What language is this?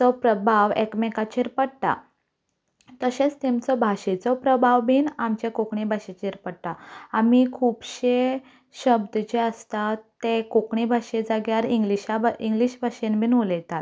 Konkani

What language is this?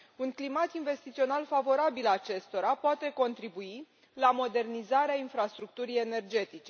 Romanian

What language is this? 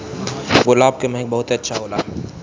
Bhojpuri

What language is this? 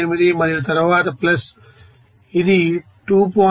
Telugu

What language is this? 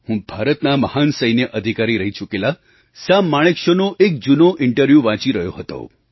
Gujarati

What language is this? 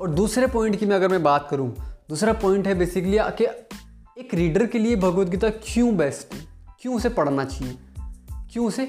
Hindi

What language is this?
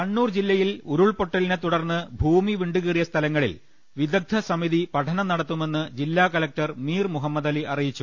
Malayalam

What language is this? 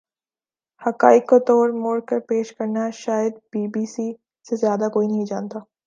Urdu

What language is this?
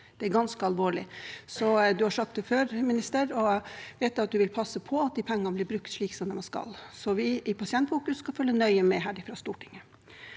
Norwegian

